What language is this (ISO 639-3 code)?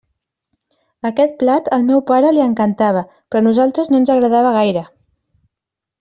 cat